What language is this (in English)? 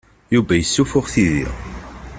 Kabyle